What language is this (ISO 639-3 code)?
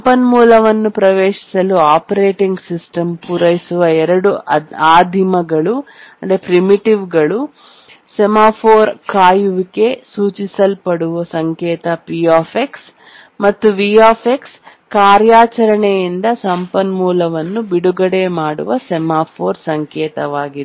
kan